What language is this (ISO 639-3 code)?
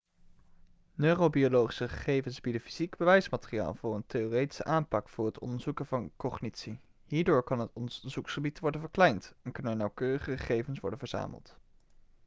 nld